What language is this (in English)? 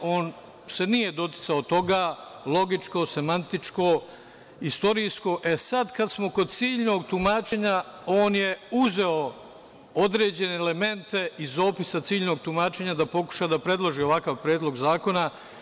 Serbian